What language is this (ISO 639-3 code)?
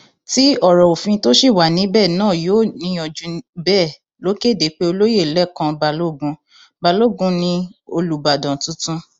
yor